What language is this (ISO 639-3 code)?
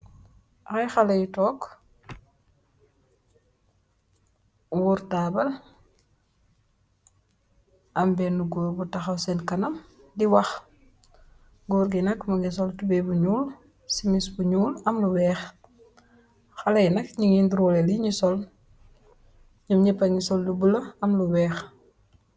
wol